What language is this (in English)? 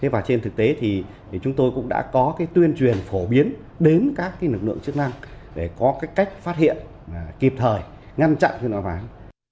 Vietnamese